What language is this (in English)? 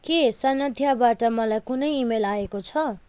Nepali